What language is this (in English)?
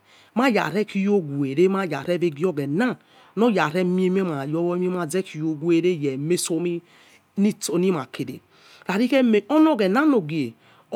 Yekhee